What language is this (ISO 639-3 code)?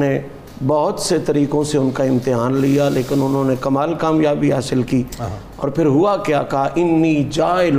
urd